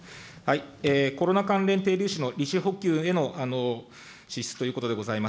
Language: Japanese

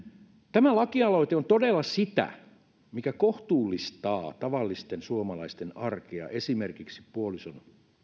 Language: Finnish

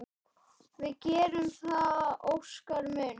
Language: Icelandic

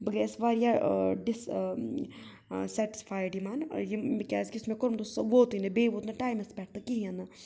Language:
Kashmiri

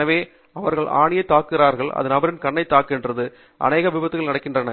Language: Tamil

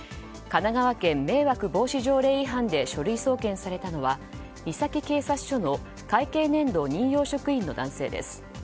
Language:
Japanese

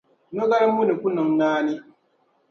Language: Dagbani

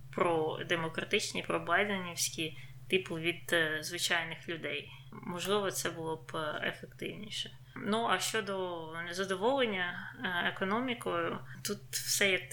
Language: Ukrainian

